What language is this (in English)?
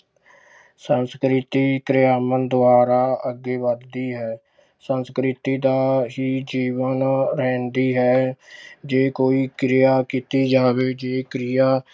Punjabi